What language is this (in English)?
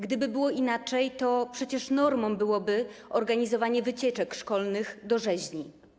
Polish